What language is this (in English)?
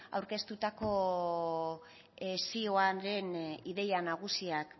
Basque